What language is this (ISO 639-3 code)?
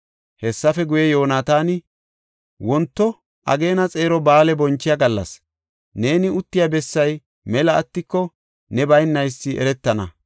gof